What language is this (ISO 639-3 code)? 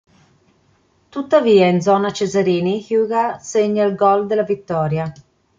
ita